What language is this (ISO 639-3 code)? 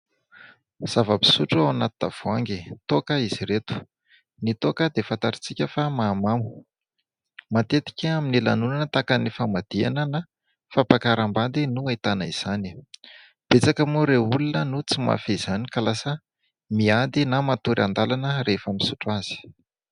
mlg